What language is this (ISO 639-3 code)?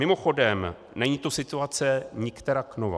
ces